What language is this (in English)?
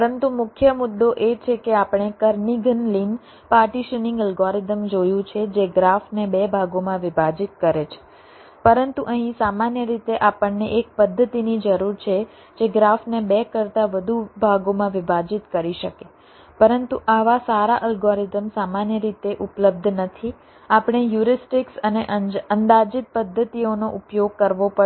Gujarati